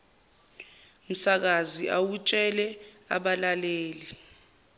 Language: Zulu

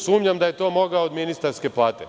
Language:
Serbian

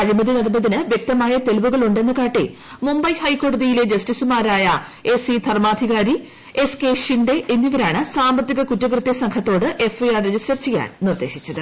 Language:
Malayalam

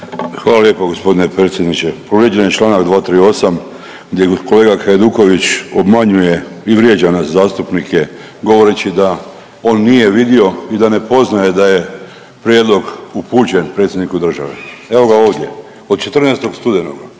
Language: Croatian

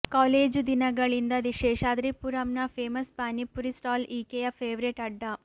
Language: Kannada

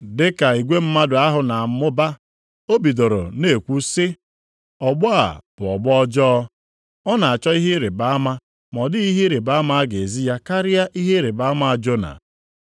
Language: Igbo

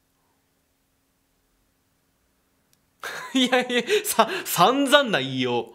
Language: Japanese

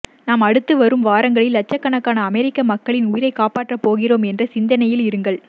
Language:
Tamil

